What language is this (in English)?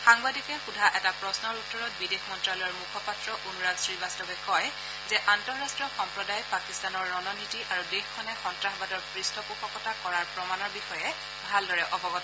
Assamese